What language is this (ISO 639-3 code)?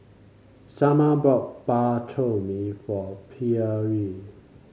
eng